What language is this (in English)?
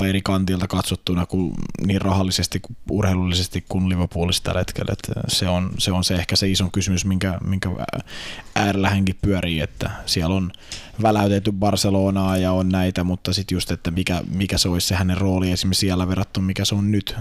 Finnish